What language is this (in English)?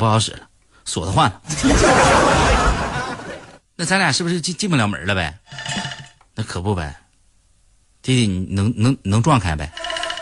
Chinese